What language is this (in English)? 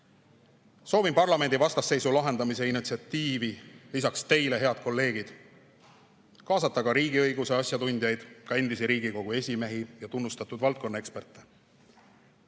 Estonian